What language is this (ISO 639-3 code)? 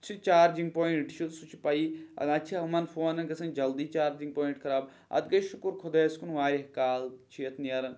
kas